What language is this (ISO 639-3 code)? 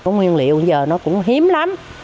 vie